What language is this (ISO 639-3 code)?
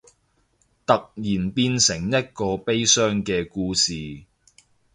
yue